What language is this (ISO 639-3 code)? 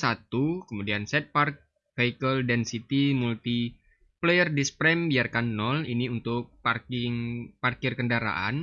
ind